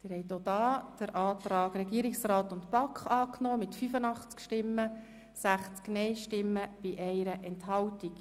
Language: Swiss German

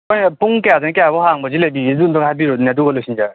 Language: Manipuri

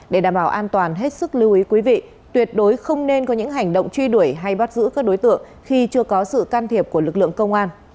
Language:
Vietnamese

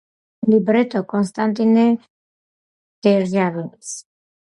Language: Georgian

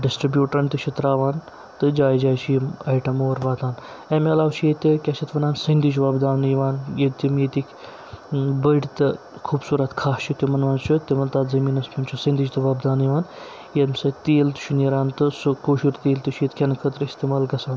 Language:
Kashmiri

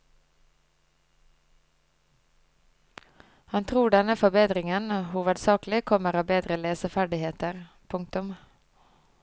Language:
Norwegian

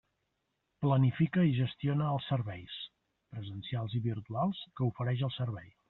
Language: Catalan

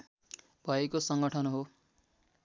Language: Nepali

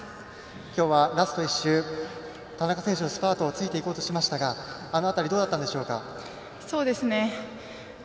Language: Japanese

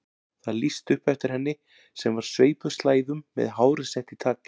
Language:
Icelandic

